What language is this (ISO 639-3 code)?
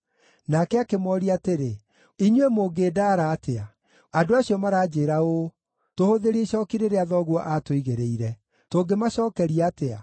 kik